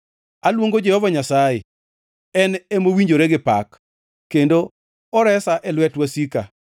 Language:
Luo (Kenya and Tanzania)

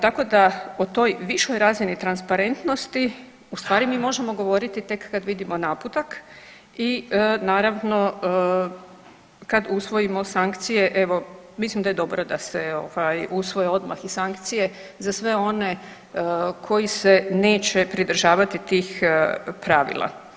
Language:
Croatian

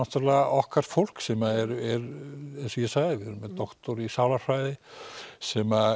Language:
Icelandic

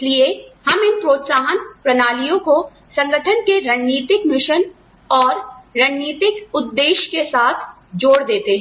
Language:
Hindi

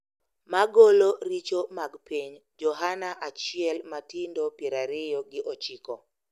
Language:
Luo (Kenya and Tanzania)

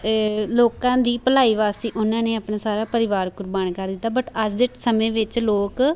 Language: Punjabi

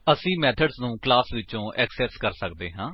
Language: Punjabi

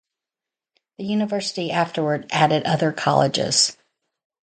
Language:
English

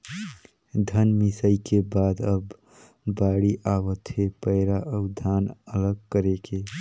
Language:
Chhattisgarhi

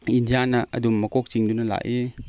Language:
Manipuri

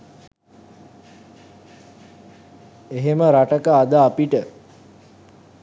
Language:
Sinhala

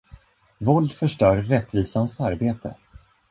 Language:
Swedish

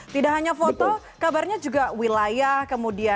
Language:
Indonesian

